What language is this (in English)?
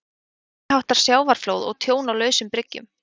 Icelandic